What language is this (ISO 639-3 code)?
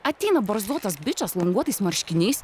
lit